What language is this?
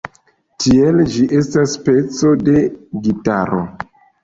Esperanto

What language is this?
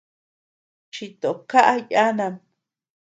Tepeuxila Cuicatec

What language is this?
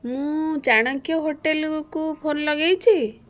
Odia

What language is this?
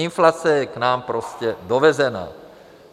Czech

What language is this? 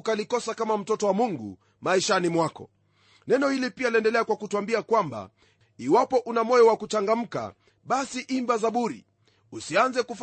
Swahili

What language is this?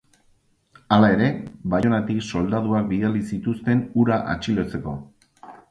Basque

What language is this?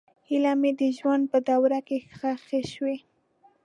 Pashto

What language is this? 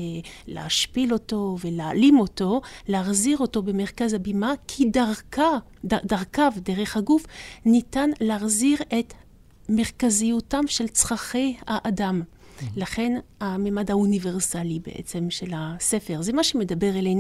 Hebrew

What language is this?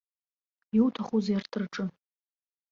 Abkhazian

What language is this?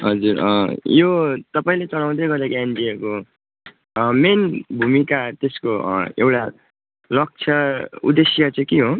Nepali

